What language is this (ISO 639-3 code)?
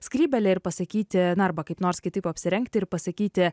lit